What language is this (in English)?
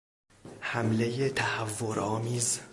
Persian